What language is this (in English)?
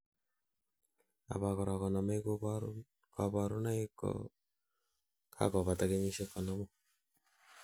Kalenjin